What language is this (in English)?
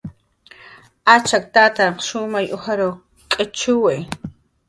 Jaqaru